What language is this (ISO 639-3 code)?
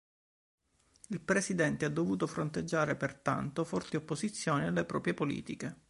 ita